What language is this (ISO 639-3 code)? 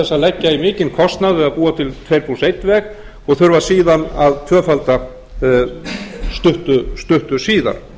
isl